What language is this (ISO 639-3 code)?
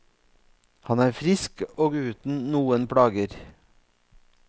nor